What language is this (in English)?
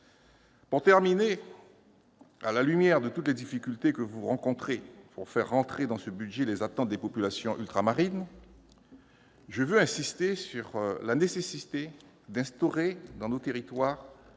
French